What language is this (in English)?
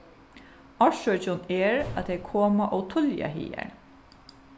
Faroese